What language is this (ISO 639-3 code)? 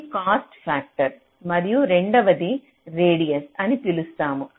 tel